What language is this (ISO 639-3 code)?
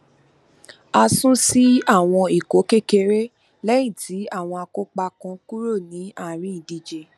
yor